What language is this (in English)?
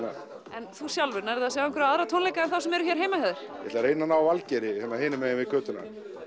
Icelandic